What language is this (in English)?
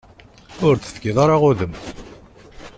Kabyle